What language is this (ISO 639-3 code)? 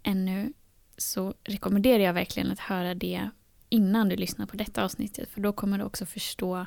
swe